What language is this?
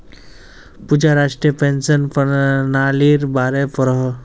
Magahi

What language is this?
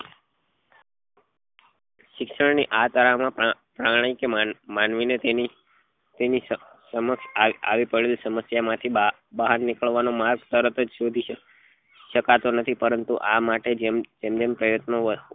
Gujarati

